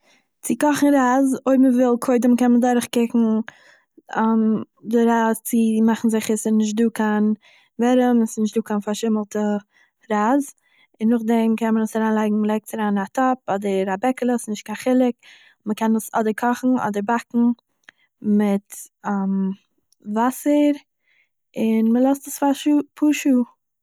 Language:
Yiddish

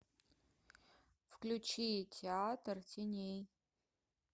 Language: Russian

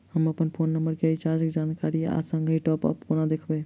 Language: Maithili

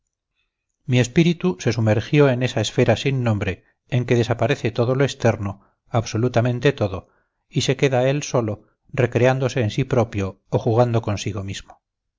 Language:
Spanish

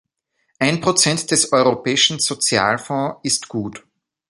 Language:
German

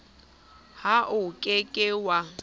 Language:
Southern Sotho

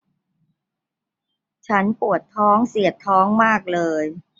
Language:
Thai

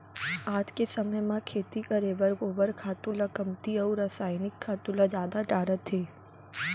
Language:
Chhattisgarhi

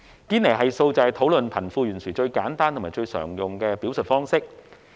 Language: Cantonese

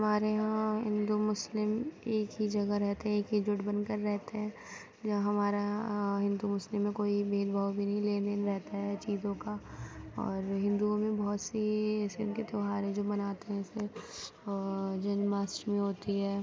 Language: Urdu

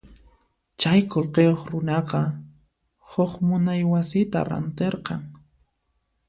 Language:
Puno Quechua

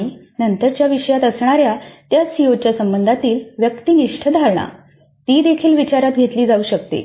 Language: Marathi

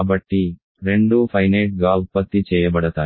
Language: Telugu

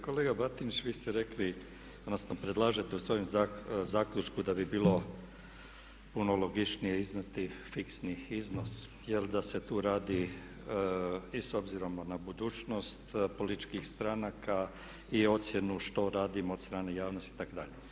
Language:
Croatian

